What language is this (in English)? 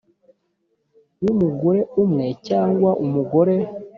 Kinyarwanda